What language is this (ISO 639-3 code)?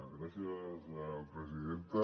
cat